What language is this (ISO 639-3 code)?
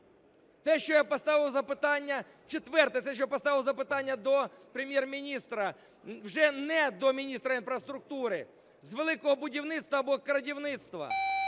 ukr